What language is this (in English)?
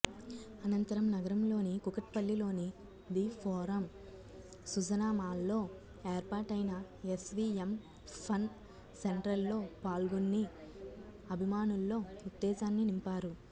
Telugu